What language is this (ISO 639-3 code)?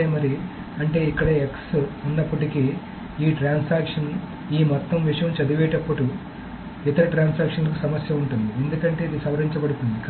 tel